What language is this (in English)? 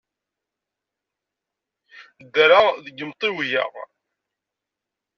Kabyle